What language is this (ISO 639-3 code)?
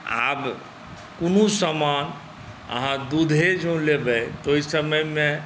mai